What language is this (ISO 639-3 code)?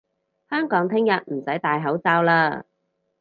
yue